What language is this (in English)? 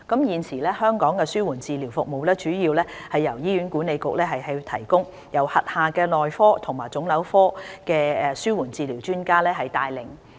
Cantonese